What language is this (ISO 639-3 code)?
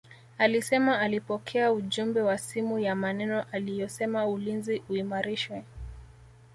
swa